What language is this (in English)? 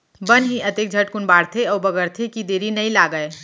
Chhattisgarhi